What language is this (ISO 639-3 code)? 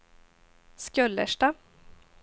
swe